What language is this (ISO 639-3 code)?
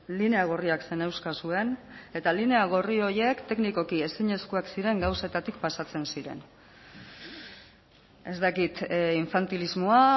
eus